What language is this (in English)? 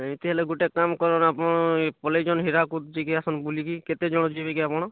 Odia